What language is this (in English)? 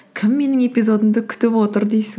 Kazakh